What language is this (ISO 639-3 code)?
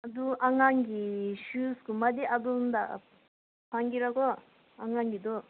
mni